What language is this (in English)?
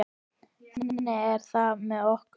Icelandic